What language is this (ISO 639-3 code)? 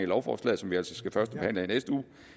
dan